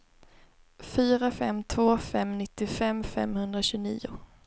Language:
Swedish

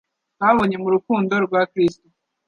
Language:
Kinyarwanda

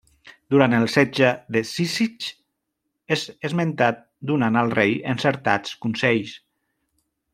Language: Catalan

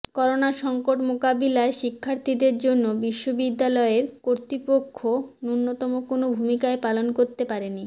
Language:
Bangla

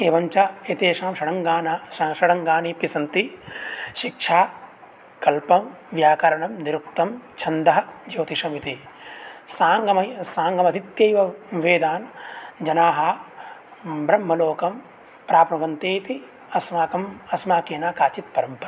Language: Sanskrit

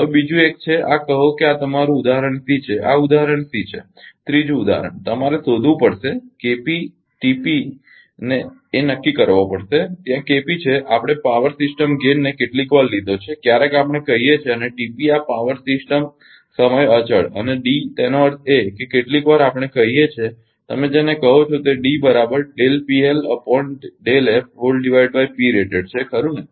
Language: Gujarati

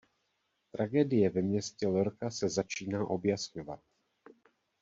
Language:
Czech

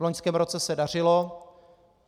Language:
Czech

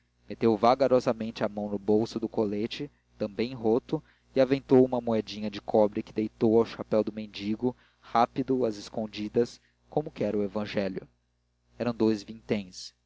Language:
Portuguese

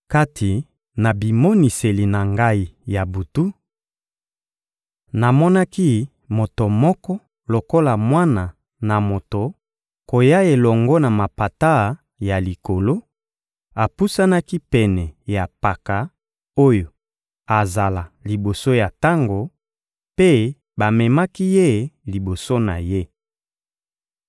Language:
Lingala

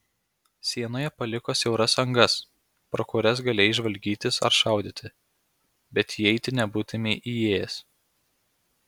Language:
Lithuanian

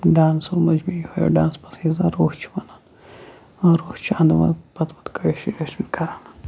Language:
Kashmiri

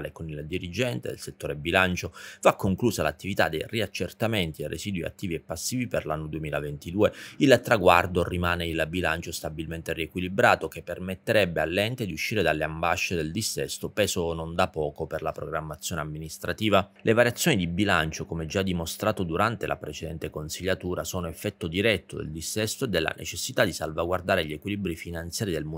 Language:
Italian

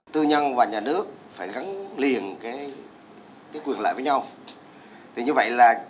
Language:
Vietnamese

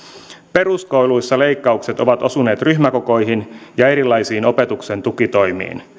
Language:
Finnish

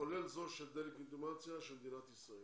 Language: Hebrew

